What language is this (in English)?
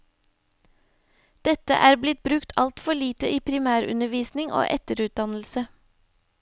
Norwegian